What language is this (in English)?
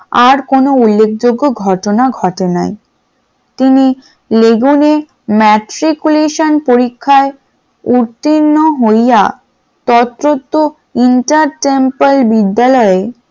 Bangla